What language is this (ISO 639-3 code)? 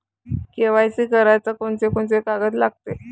mar